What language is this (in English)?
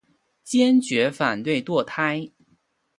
Chinese